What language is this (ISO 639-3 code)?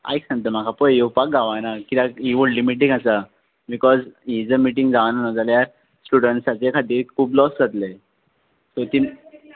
kok